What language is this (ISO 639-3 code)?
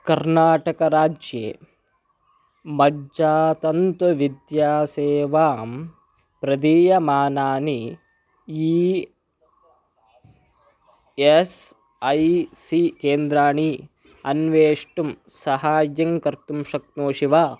san